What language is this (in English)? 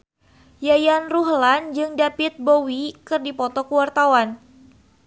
Sundanese